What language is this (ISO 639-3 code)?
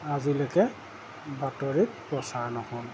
asm